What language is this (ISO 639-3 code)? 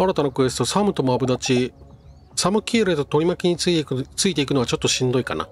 jpn